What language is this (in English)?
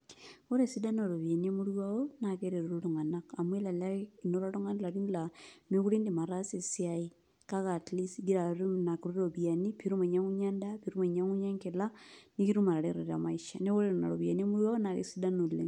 Masai